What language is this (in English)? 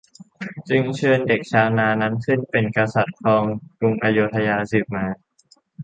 Thai